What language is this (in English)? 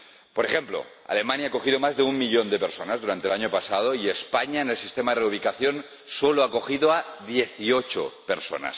Spanish